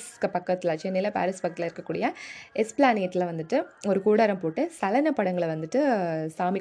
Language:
Tamil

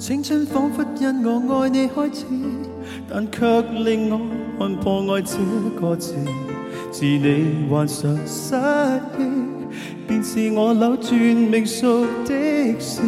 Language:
Chinese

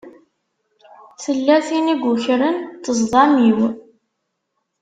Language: Kabyle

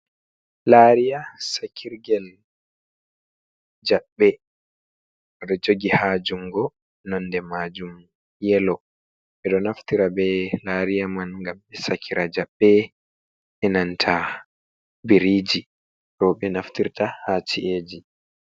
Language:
Fula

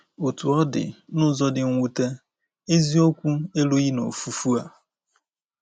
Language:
Igbo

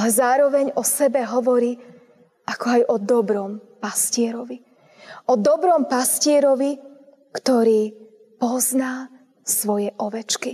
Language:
Slovak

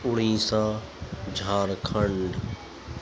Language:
Urdu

